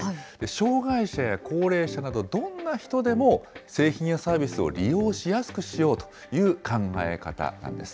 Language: Japanese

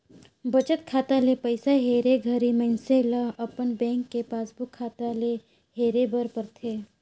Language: Chhattisgarhi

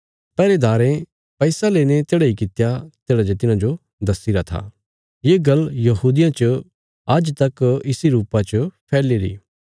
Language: Bilaspuri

